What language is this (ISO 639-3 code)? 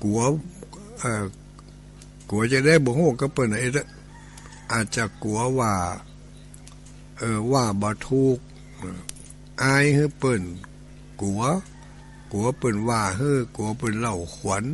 tha